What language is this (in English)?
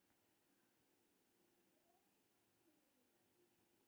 Maithili